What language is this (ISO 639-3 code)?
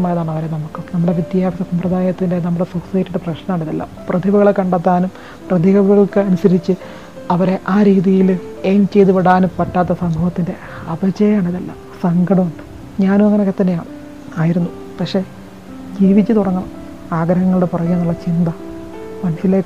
mal